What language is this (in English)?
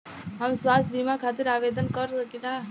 Bhojpuri